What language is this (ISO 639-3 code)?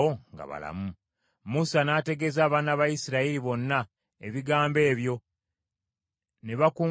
lug